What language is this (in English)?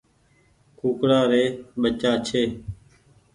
Goaria